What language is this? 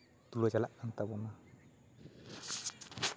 Santali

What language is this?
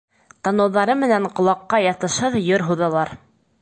Bashkir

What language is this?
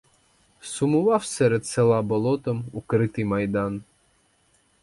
Ukrainian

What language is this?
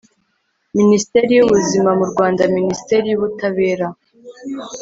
Kinyarwanda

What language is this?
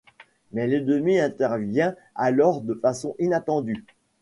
French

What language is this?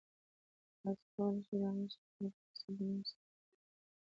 Pashto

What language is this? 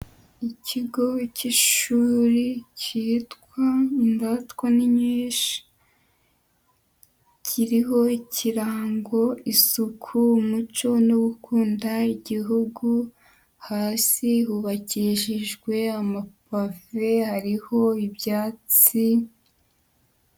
Kinyarwanda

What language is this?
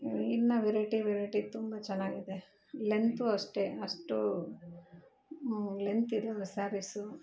Kannada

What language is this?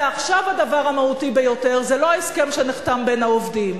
Hebrew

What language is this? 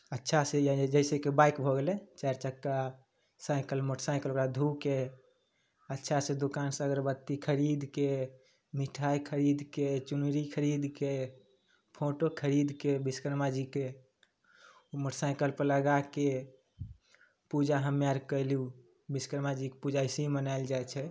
Maithili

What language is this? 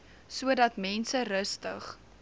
Afrikaans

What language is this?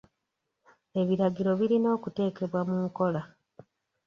Ganda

